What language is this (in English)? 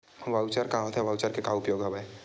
Chhattisgarhi